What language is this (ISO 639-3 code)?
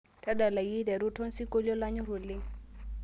mas